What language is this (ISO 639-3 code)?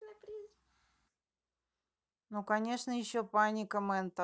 rus